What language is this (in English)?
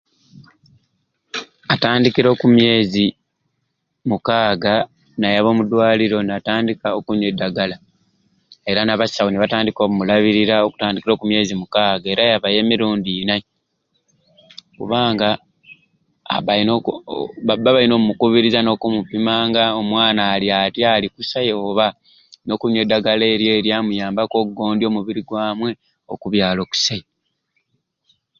Ruuli